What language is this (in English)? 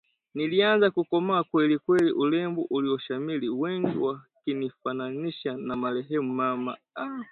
Swahili